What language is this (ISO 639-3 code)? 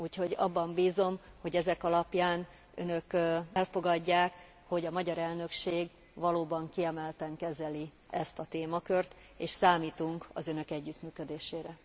hun